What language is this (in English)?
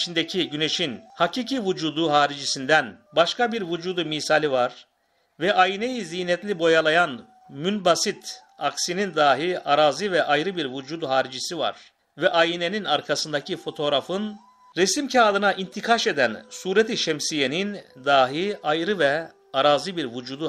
Turkish